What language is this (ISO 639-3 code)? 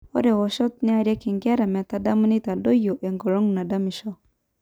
mas